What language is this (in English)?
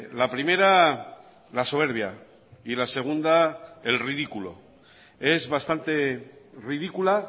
Spanish